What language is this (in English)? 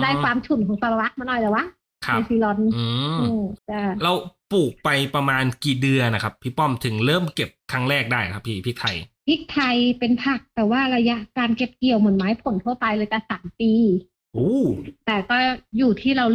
Thai